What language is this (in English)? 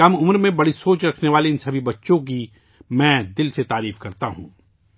Urdu